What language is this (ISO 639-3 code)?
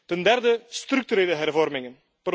nld